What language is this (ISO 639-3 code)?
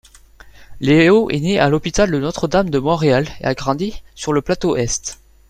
fra